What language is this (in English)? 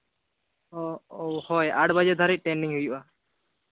Santali